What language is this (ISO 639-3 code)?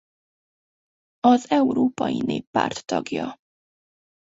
hun